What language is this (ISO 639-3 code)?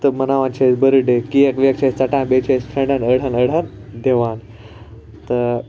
kas